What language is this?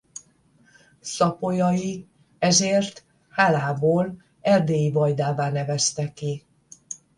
Hungarian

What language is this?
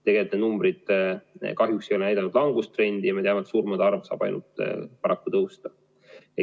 Estonian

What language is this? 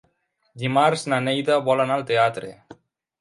Catalan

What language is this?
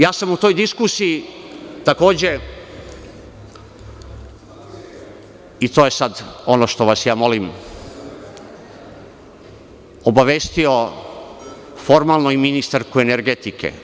Serbian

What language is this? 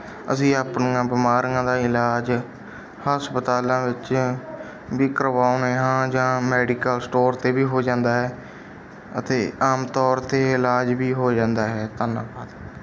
Punjabi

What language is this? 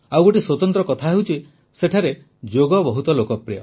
Odia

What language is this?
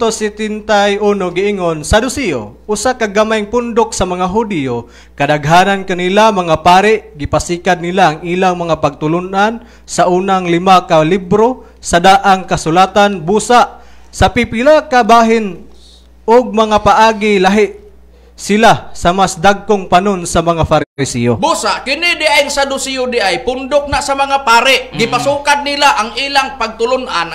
Filipino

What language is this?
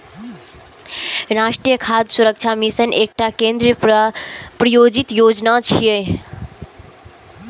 Maithili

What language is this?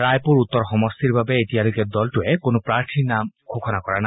Assamese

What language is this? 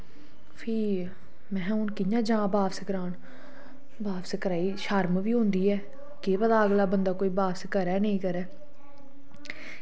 Dogri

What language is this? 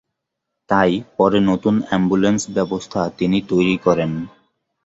Bangla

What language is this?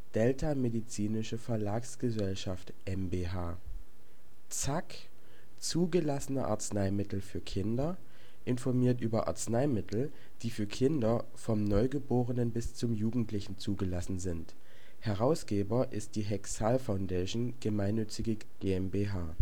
German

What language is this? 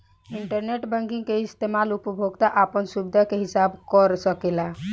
Bhojpuri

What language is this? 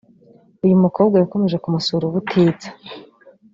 Kinyarwanda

